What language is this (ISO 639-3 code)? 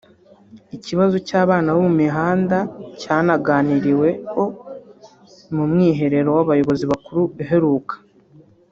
kin